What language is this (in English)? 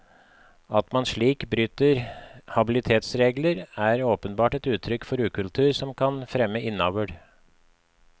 Norwegian